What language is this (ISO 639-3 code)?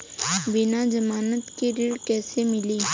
bho